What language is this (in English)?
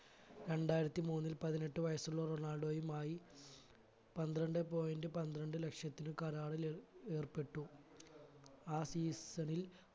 Malayalam